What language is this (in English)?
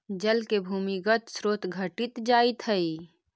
Magahi